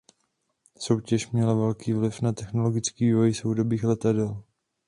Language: Czech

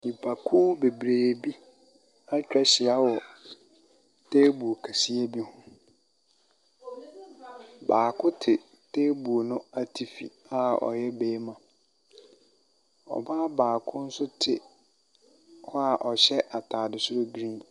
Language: Akan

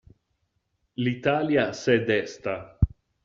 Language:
Italian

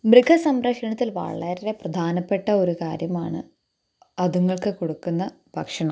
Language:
Malayalam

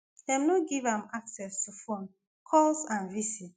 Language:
Nigerian Pidgin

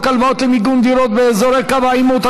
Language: Hebrew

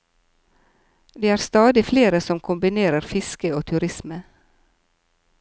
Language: Norwegian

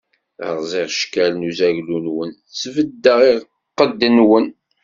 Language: Kabyle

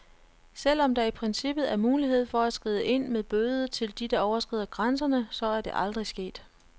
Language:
Danish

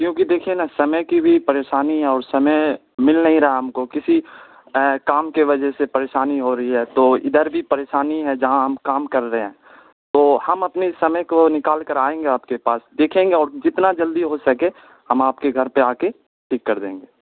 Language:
Urdu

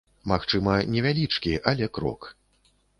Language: Belarusian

